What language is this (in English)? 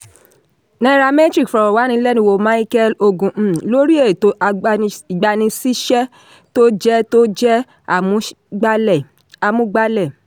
Yoruba